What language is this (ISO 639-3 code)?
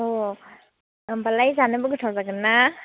brx